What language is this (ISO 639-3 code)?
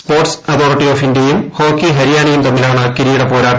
mal